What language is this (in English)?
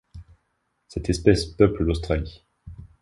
French